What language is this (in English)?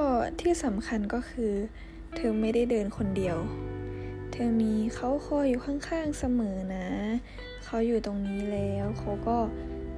Thai